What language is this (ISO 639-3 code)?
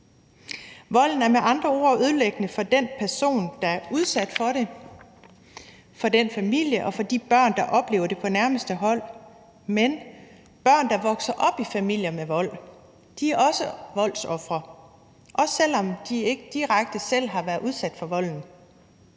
dan